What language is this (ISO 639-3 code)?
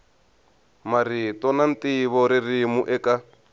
tso